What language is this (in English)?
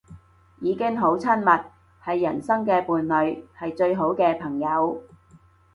Cantonese